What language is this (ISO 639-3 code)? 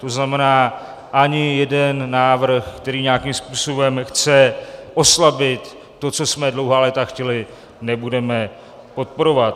ces